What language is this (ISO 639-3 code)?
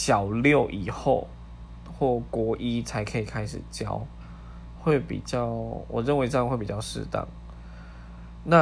zho